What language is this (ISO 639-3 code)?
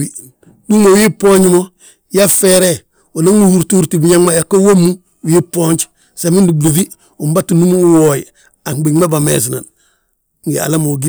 bjt